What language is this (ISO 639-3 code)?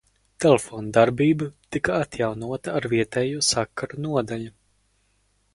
lav